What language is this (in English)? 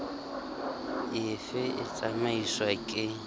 Southern Sotho